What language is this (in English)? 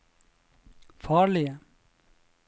Norwegian